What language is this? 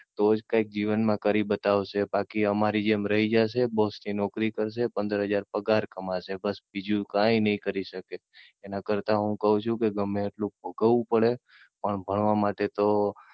Gujarati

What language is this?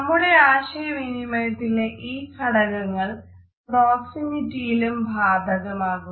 Malayalam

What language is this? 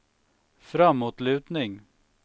Swedish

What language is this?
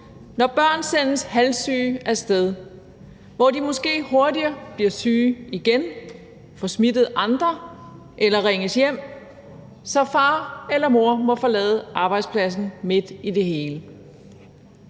Danish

